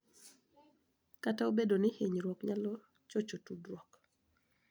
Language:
Luo (Kenya and Tanzania)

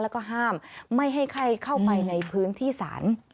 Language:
Thai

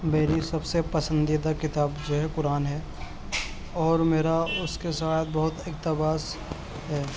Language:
Urdu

